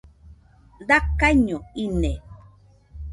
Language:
Nüpode Huitoto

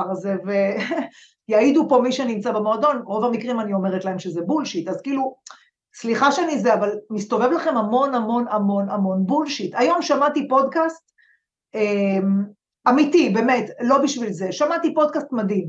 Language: Hebrew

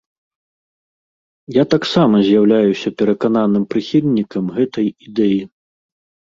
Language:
Belarusian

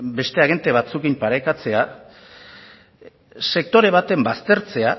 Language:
Basque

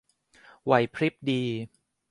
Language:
Thai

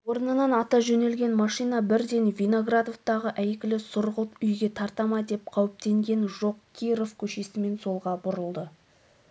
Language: Kazakh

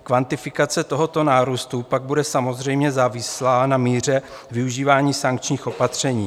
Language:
Czech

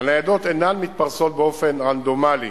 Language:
Hebrew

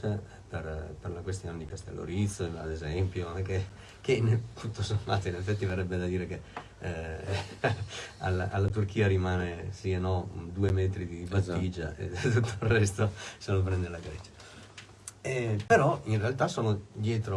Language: Italian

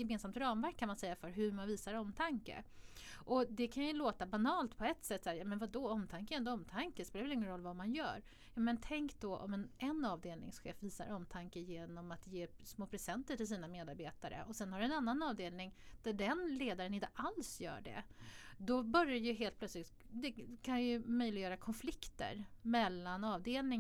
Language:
Swedish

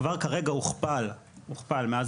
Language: Hebrew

